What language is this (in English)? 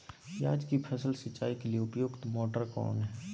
Magahi